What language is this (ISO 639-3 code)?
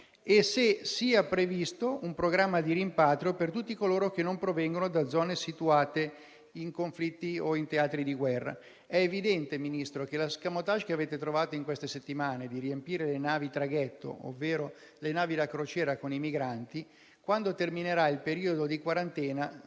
ita